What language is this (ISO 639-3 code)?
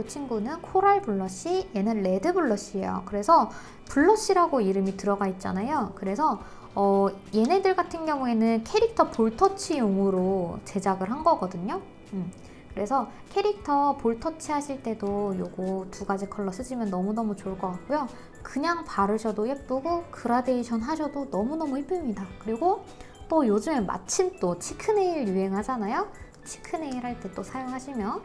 kor